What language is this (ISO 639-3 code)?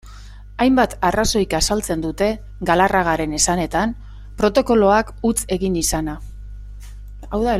eus